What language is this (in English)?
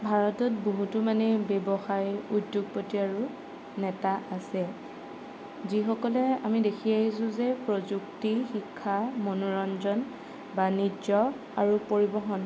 Assamese